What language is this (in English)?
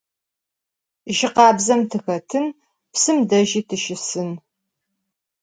Adyghe